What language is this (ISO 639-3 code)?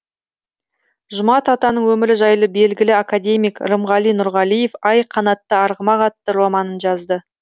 kaz